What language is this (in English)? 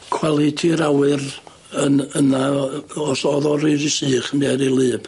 Welsh